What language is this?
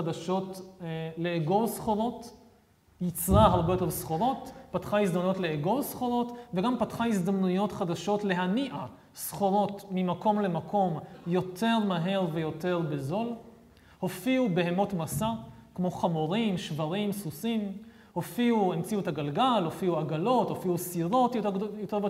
Hebrew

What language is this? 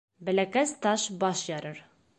Bashkir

